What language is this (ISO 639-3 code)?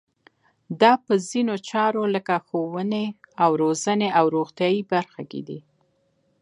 pus